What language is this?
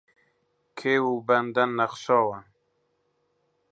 Central Kurdish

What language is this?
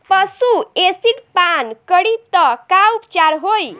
Bhojpuri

